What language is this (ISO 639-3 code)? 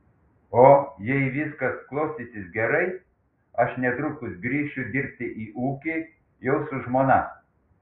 lit